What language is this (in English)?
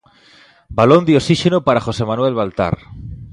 Galician